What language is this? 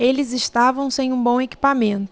Portuguese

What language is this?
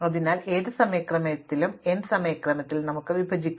Malayalam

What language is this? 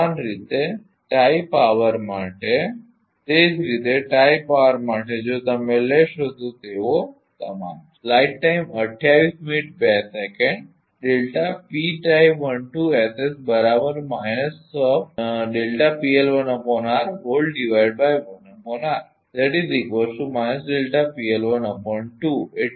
Gujarati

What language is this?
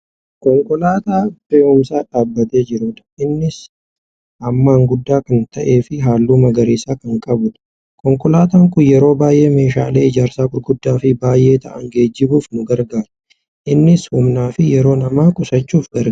Oromo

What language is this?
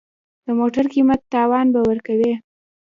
Pashto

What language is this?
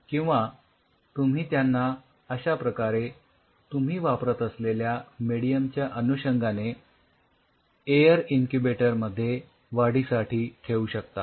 Marathi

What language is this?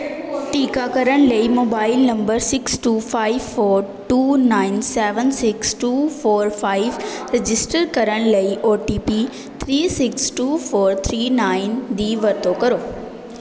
Punjabi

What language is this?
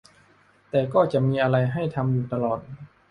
Thai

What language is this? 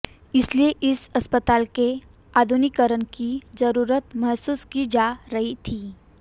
Hindi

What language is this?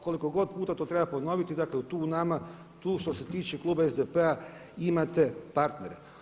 Croatian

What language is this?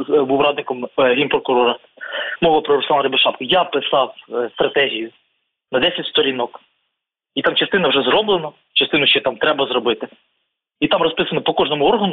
Ukrainian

